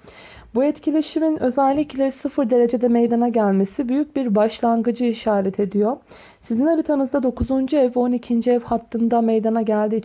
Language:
Turkish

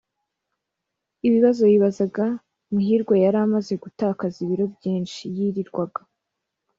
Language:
Kinyarwanda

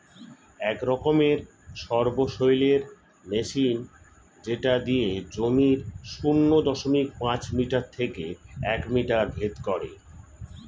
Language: Bangla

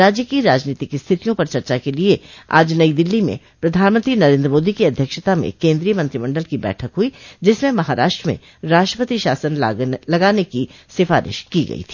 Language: Hindi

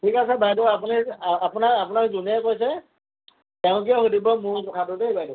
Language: Assamese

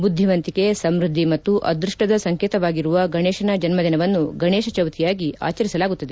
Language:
Kannada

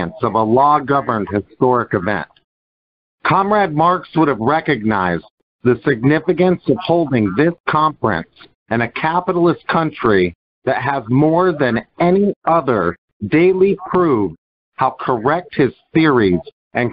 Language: English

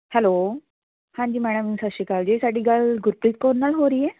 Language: Punjabi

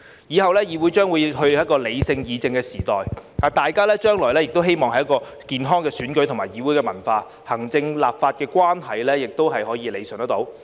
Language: Cantonese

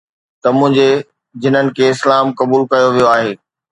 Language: Sindhi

